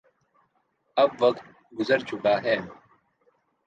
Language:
Urdu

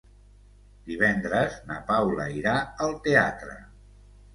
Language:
Catalan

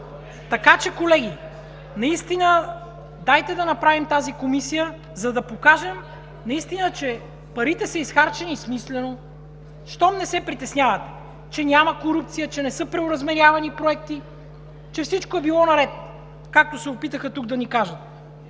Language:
Bulgarian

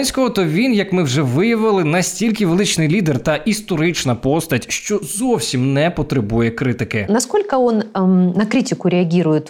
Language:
Ukrainian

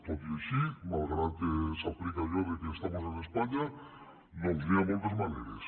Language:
Catalan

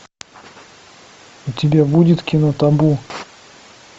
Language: Russian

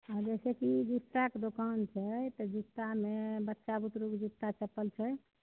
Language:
Maithili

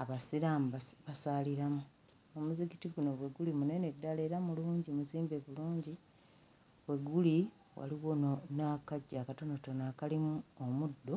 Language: Ganda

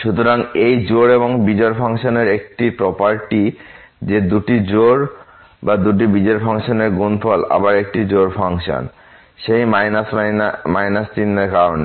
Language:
Bangla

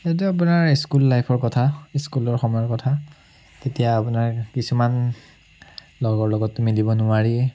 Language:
Assamese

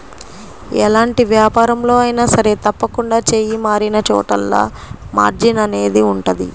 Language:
Telugu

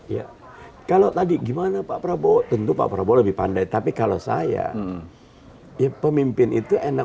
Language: Indonesian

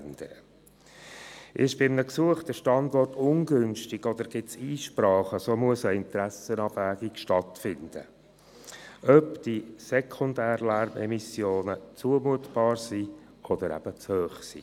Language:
Swiss German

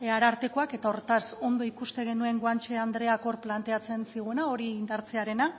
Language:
Basque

